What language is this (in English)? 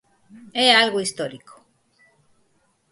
Galician